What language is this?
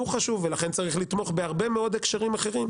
Hebrew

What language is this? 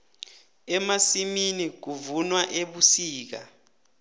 South Ndebele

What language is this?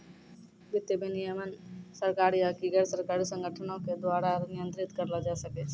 Maithili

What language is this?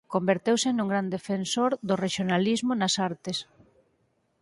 Galician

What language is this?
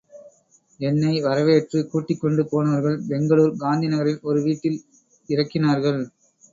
Tamil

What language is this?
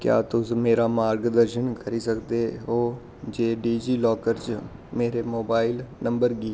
Dogri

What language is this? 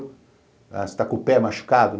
Portuguese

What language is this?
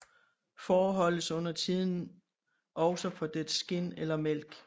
Danish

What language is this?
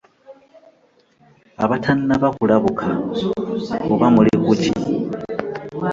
Ganda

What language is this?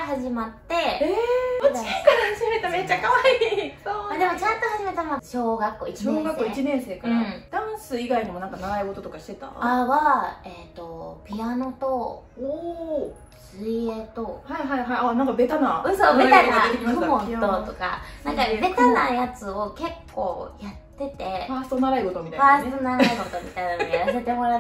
Japanese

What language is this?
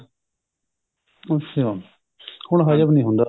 Punjabi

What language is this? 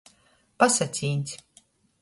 Latgalian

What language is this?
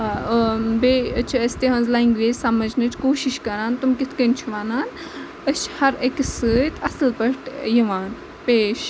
Kashmiri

